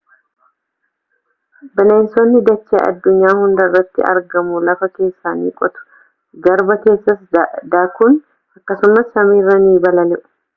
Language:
Oromo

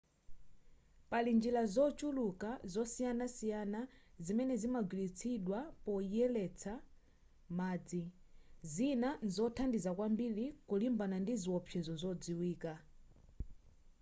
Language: Nyanja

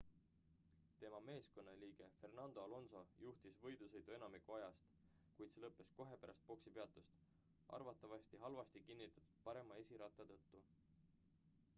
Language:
Estonian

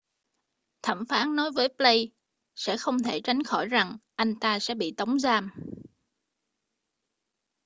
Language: Vietnamese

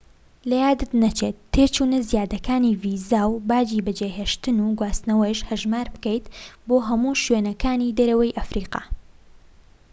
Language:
Central Kurdish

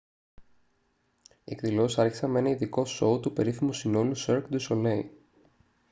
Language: Greek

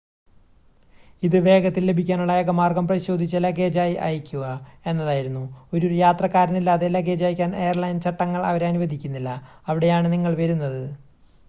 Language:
Malayalam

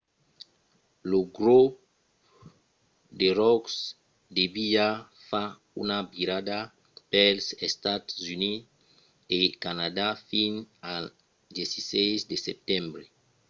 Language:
Occitan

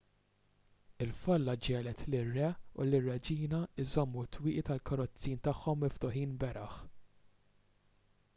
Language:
Maltese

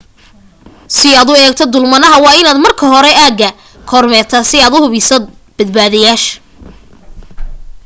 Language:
Somali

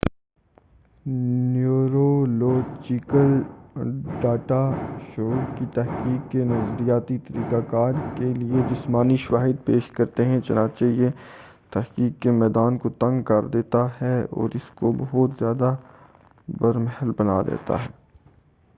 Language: Urdu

